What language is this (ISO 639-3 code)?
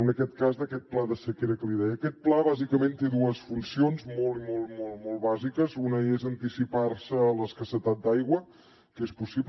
cat